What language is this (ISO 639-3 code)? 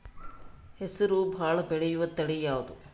kan